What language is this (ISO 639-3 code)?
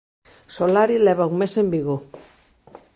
glg